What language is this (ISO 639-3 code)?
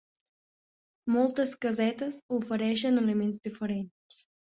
cat